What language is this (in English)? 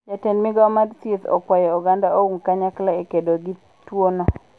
Luo (Kenya and Tanzania)